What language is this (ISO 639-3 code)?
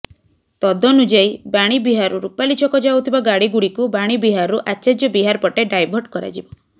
ori